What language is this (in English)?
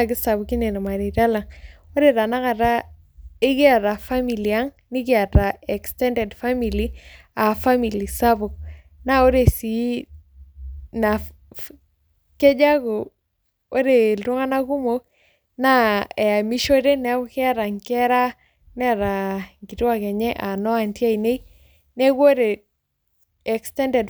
Masai